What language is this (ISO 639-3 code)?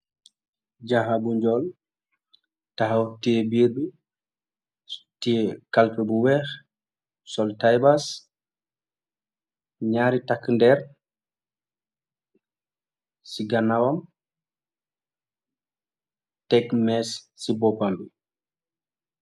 wol